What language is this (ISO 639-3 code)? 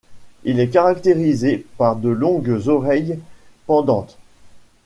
fra